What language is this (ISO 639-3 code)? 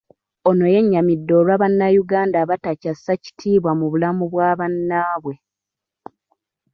lug